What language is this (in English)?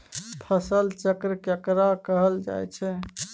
Maithili